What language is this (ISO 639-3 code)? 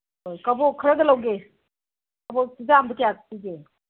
mni